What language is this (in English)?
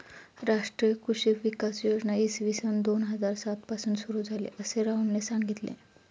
Marathi